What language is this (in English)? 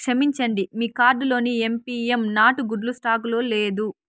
Telugu